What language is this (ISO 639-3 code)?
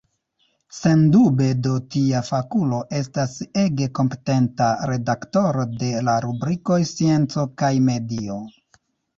epo